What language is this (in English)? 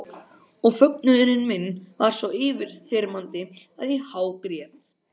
Icelandic